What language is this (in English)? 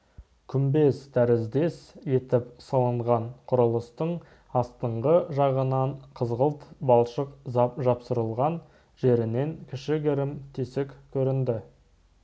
Kazakh